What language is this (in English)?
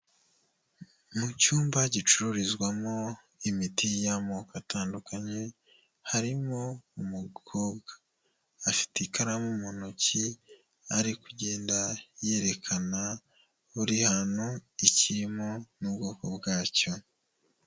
Kinyarwanda